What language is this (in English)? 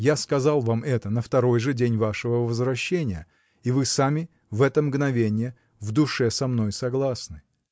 Russian